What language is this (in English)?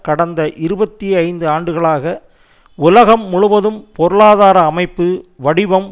Tamil